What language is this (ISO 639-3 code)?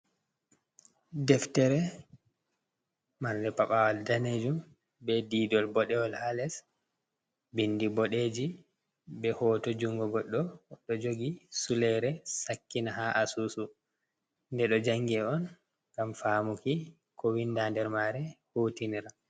ful